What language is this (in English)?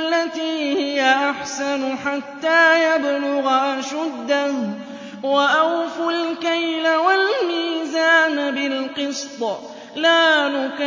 Arabic